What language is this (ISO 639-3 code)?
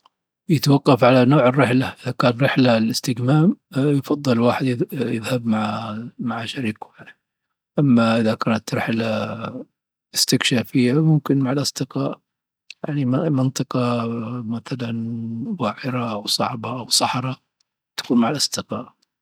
adf